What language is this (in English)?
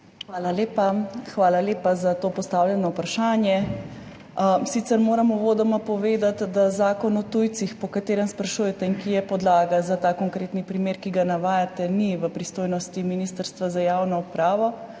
Slovenian